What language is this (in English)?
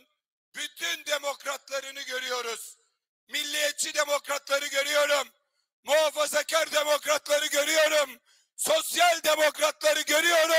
Turkish